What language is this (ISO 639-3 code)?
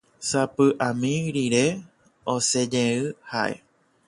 grn